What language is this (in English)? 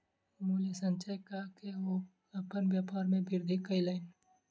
Maithili